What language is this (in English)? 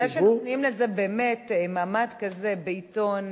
Hebrew